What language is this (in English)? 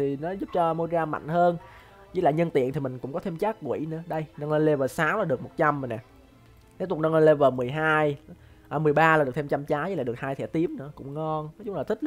Vietnamese